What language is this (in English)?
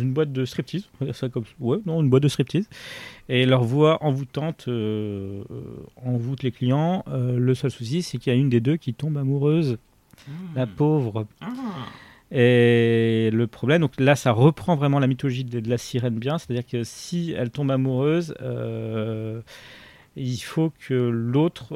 French